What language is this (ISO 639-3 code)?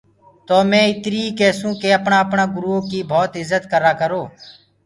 ggg